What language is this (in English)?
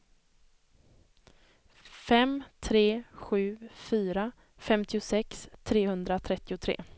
Swedish